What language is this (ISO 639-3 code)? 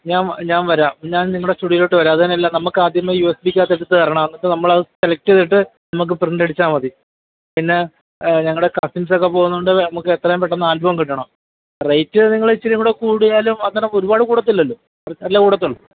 mal